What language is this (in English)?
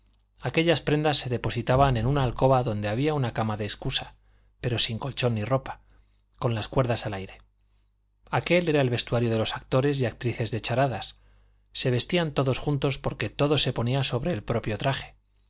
Spanish